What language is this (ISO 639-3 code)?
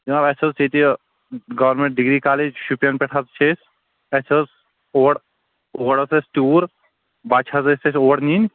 kas